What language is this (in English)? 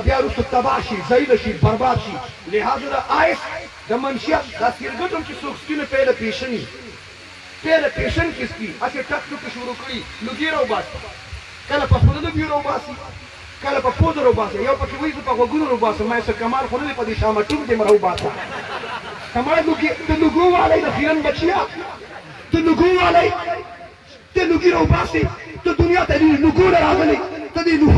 Turkish